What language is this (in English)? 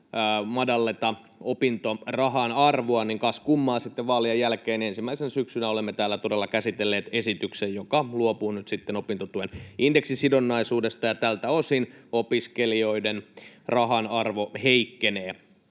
Finnish